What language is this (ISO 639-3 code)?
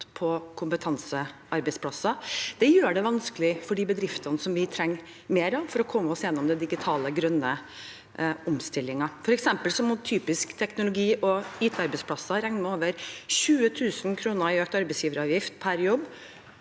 nor